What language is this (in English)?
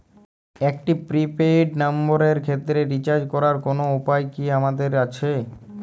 Bangla